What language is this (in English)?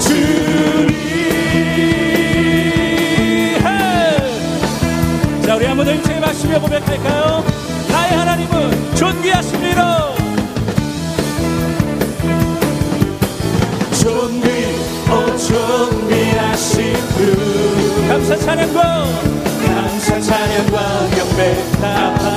Korean